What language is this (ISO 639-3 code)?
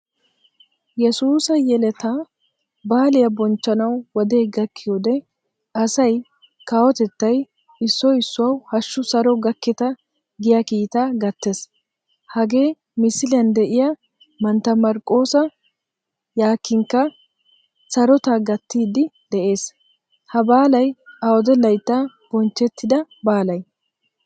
wal